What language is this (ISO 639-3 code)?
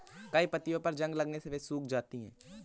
hin